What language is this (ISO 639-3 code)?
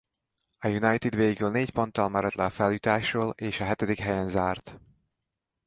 hun